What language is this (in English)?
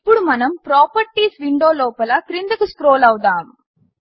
Telugu